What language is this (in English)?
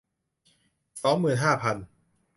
Thai